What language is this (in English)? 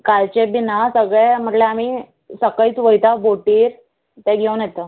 Konkani